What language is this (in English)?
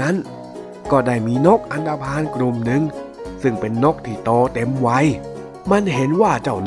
Thai